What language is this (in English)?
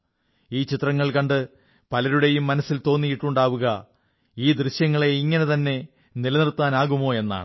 Malayalam